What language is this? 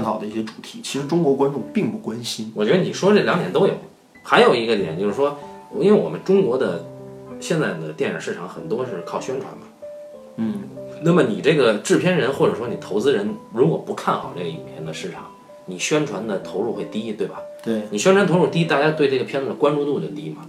Chinese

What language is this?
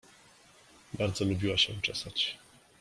Polish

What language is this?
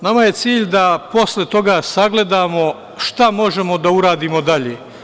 Serbian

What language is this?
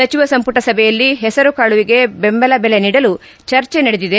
Kannada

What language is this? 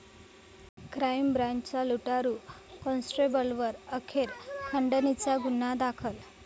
Marathi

